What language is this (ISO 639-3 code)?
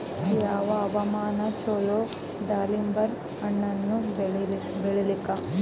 kan